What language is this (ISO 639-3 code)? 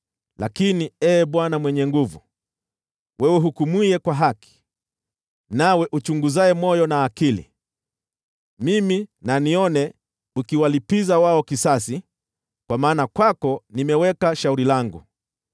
swa